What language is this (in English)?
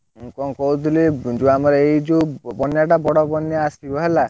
Odia